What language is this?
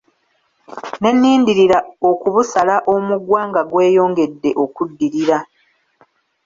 Ganda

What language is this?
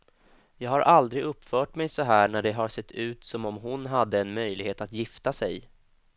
Swedish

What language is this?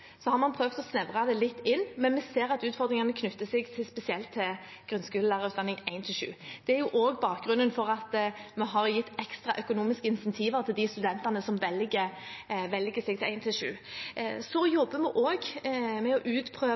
Norwegian Bokmål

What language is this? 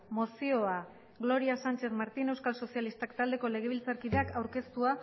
Basque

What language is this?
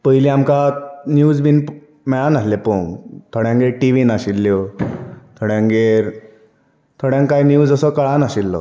Konkani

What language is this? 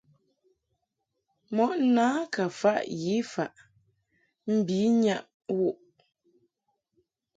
Mungaka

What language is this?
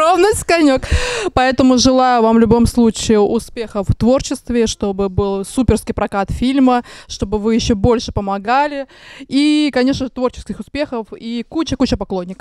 Russian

